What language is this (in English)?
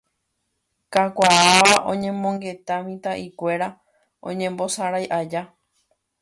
Guarani